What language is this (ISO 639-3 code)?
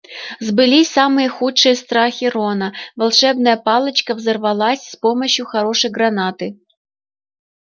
rus